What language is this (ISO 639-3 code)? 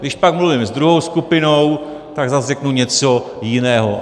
ces